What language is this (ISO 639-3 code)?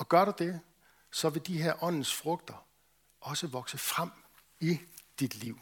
dan